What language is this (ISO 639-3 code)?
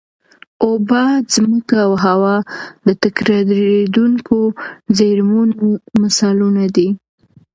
pus